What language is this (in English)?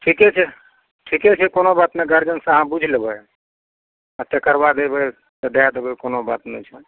Maithili